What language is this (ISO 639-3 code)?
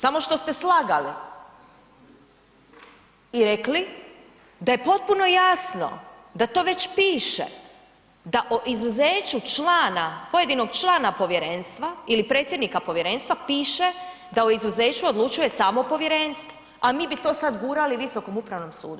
hrv